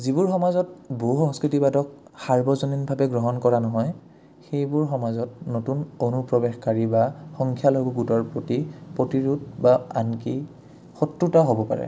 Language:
Assamese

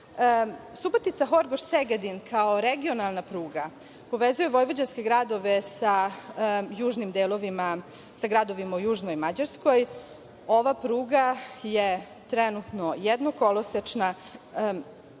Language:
Serbian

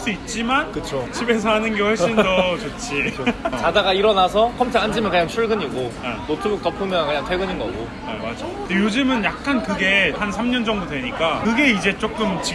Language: Korean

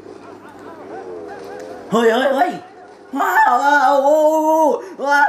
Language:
Thai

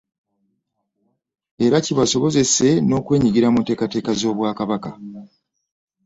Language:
Ganda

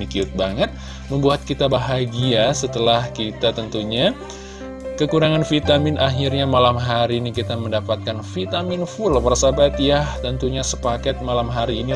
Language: Indonesian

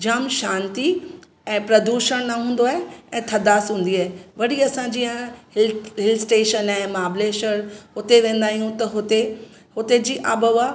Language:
Sindhi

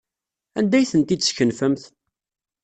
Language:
Kabyle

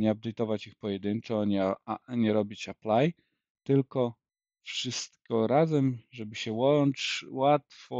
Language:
Polish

